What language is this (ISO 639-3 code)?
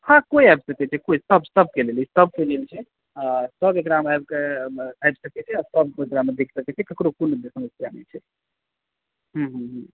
mai